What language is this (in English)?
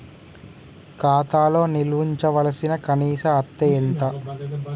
Telugu